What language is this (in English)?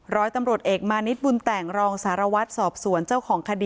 Thai